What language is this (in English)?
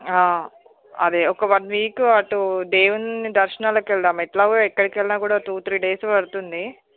Telugu